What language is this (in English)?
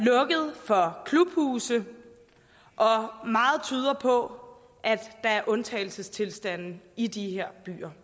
Danish